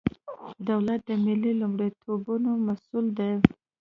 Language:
Pashto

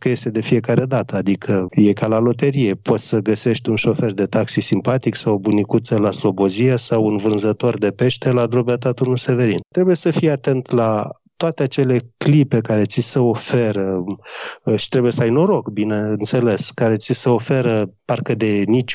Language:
Romanian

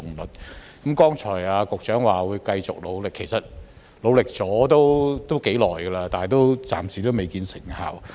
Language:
Cantonese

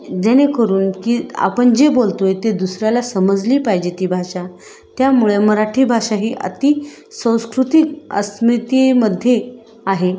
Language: Marathi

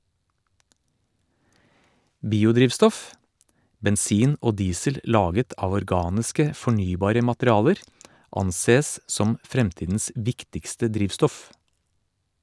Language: Norwegian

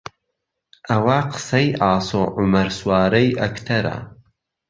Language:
Central Kurdish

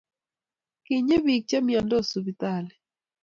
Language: Kalenjin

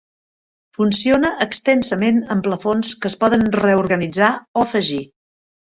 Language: Catalan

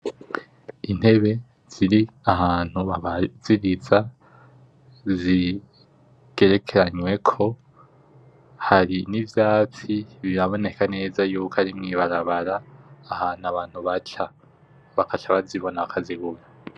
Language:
Rundi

